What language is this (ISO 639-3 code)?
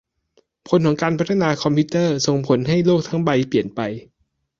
tha